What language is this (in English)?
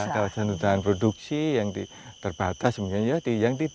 Indonesian